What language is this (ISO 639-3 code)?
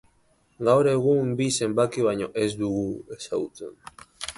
eus